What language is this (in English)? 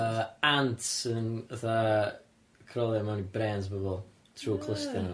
Welsh